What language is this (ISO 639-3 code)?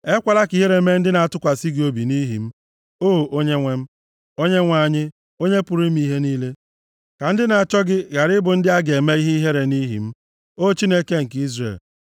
ibo